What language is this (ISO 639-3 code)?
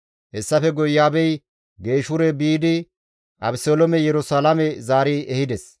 gmv